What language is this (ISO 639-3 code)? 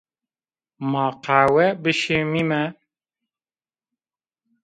zza